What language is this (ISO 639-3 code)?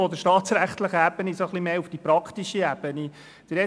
gsw